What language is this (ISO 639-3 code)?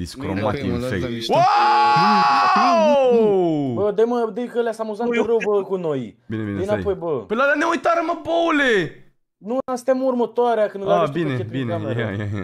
ron